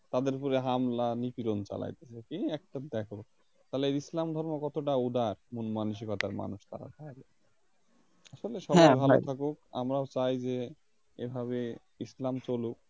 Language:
Bangla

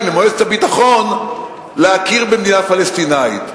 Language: Hebrew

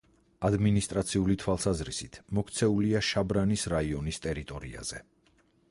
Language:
Georgian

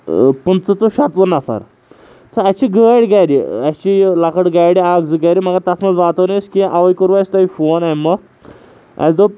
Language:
Kashmiri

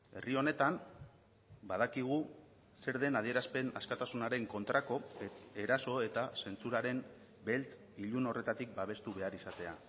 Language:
Basque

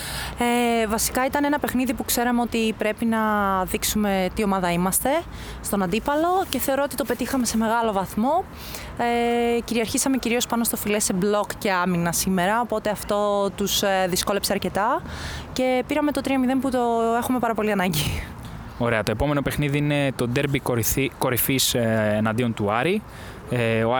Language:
Greek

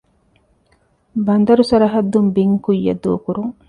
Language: Divehi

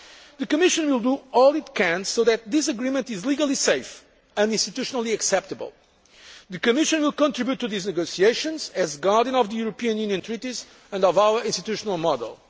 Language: English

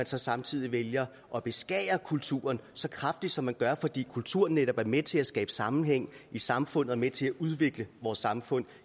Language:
Danish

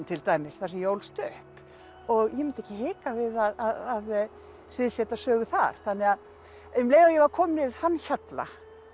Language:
Icelandic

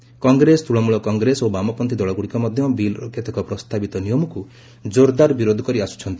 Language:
Odia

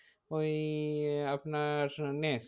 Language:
Bangla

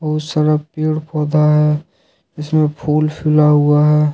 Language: Hindi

